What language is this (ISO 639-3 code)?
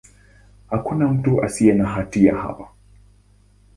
swa